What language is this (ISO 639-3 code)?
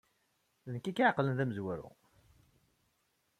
kab